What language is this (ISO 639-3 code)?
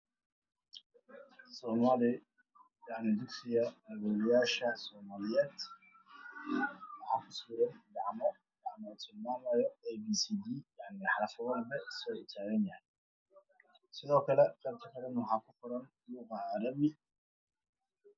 som